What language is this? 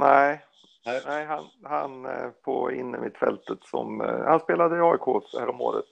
Swedish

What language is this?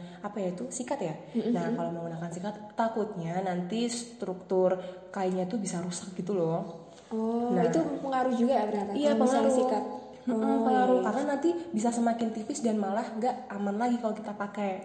Indonesian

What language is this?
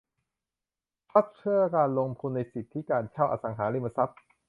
Thai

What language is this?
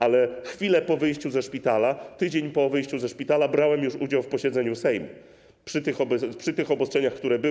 Polish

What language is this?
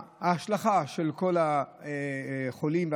Hebrew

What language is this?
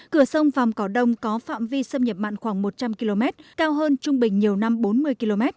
Vietnamese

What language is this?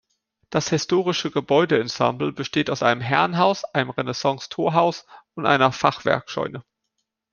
German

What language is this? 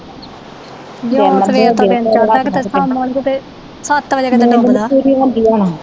Punjabi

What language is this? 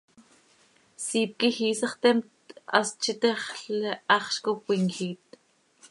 Seri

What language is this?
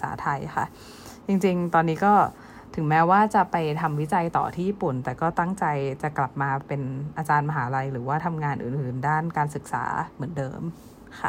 Thai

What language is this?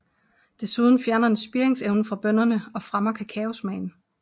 Danish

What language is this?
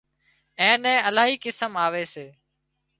Wadiyara Koli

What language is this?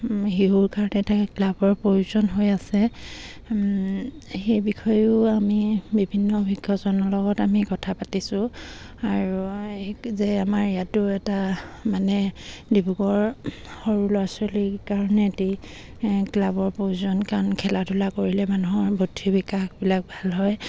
Assamese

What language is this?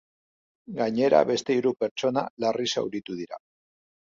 Basque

